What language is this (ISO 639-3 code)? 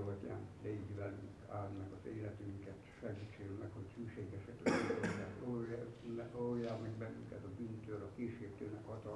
hun